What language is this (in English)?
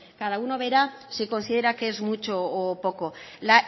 Spanish